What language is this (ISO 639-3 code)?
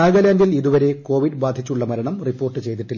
mal